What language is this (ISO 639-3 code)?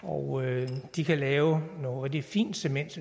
dan